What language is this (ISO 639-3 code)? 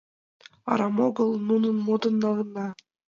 chm